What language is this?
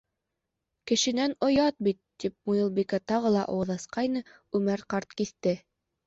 Bashkir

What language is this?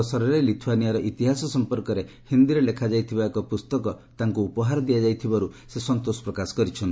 Odia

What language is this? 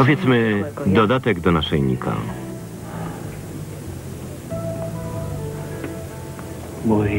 Polish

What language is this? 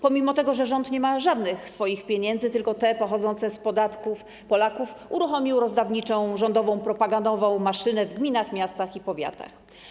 Polish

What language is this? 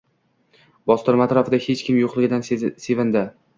Uzbek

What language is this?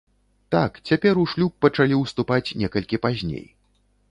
Belarusian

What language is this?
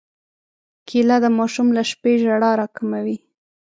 Pashto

